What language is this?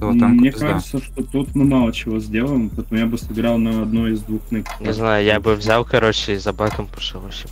Russian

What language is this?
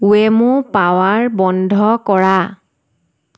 Assamese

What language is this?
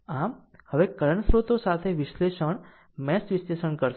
Gujarati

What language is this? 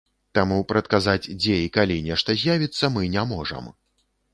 Belarusian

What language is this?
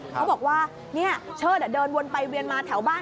Thai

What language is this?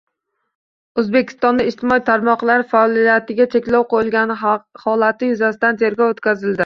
Uzbek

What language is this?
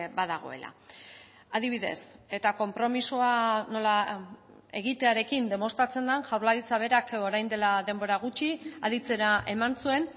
Basque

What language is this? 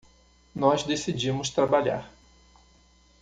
Portuguese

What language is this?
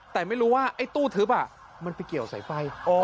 Thai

